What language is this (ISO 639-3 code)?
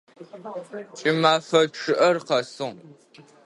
ady